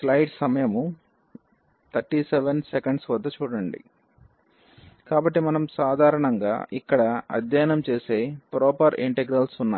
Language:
Telugu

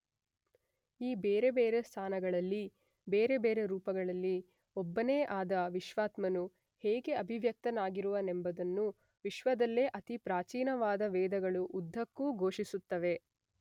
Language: Kannada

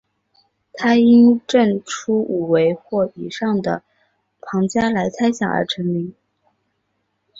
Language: Chinese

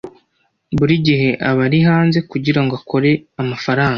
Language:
Kinyarwanda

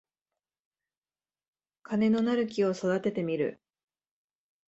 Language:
Japanese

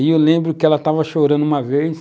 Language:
Portuguese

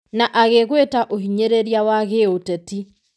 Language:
Kikuyu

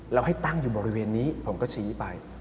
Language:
Thai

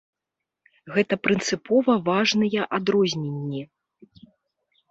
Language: Belarusian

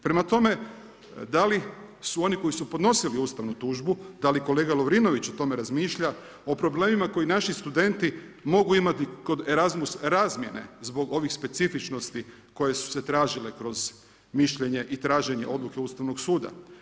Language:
Croatian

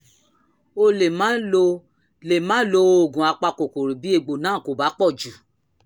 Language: Yoruba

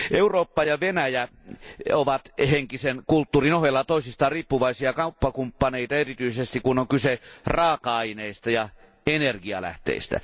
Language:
Finnish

